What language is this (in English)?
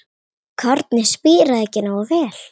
Icelandic